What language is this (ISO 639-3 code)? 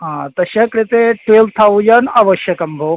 san